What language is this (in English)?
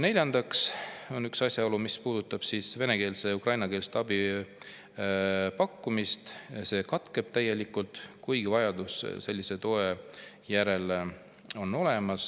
Estonian